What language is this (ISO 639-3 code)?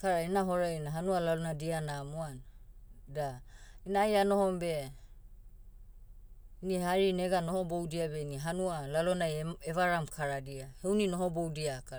meu